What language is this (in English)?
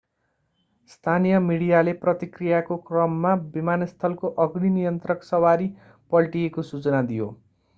Nepali